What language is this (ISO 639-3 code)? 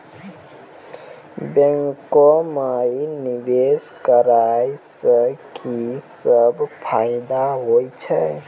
mai